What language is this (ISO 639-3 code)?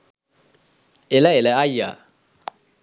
sin